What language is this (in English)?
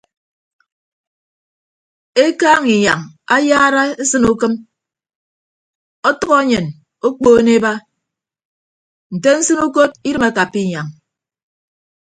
Ibibio